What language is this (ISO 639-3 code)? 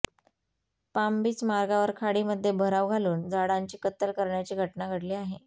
mar